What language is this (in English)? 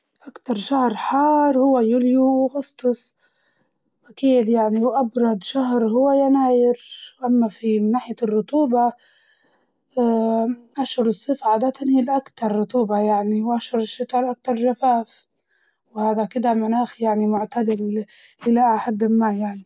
Libyan Arabic